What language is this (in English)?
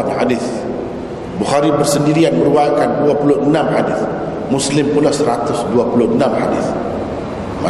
Malay